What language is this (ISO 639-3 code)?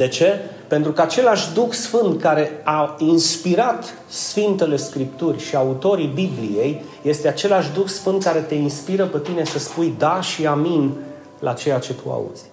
ron